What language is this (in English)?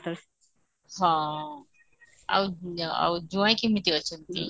Odia